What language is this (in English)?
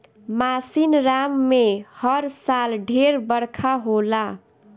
Bhojpuri